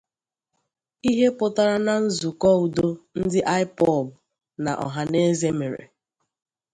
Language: Igbo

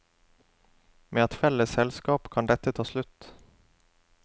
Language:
Norwegian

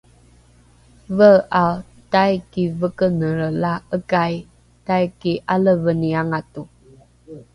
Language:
Rukai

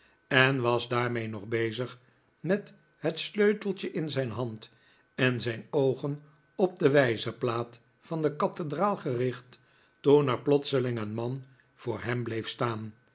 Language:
Dutch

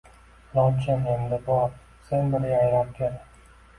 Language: Uzbek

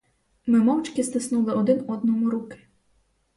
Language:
Ukrainian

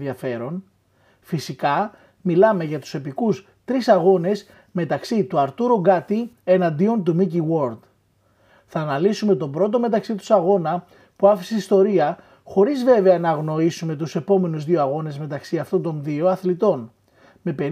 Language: Greek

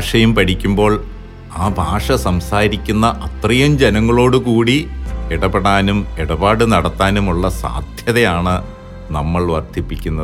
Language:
Malayalam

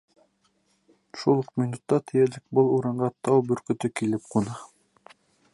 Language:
Bashkir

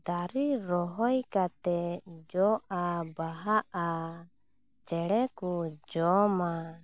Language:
Santali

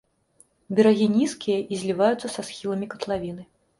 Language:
Belarusian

